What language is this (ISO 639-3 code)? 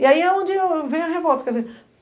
por